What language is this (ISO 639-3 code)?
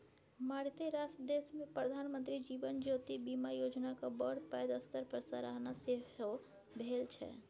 mai